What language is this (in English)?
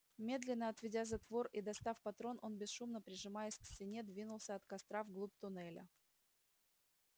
Russian